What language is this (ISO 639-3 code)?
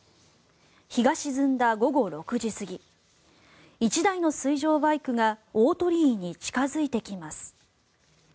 jpn